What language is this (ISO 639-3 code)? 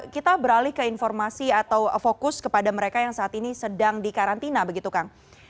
ind